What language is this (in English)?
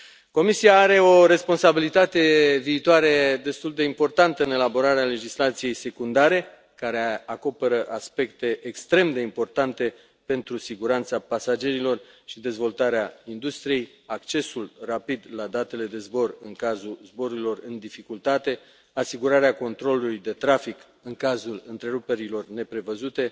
Romanian